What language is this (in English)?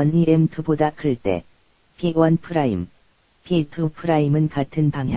Korean